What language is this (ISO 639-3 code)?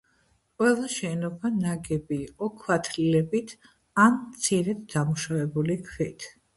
kat